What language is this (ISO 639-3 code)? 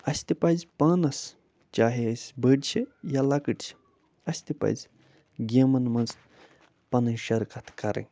kas